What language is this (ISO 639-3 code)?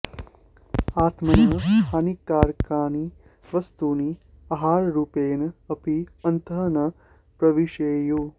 san